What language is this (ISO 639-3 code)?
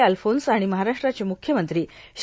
mar